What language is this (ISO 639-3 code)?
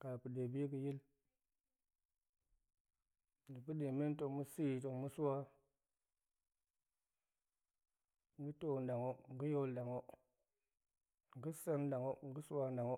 ank